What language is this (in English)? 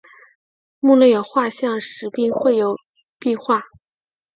Chinese